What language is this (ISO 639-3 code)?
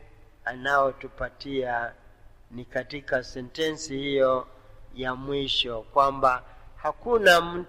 swa